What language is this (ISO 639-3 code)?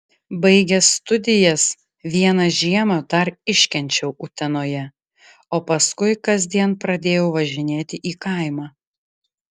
lit